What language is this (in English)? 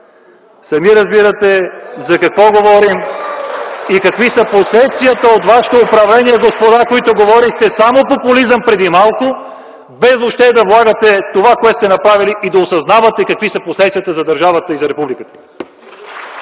Bulgarian